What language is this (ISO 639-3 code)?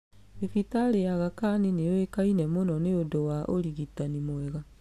kik